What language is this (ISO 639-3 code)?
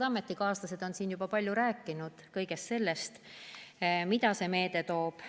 est